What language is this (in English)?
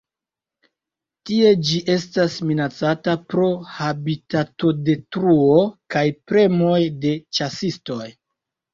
Esperanto